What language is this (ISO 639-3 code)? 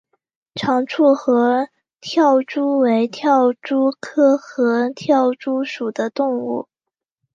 zho